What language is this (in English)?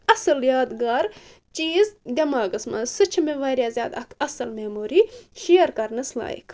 Kashmiri